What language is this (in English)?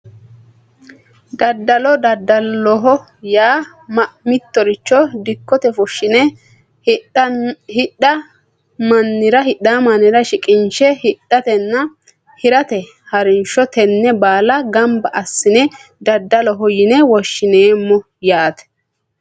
Sidamo